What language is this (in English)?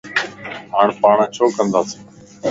Lasi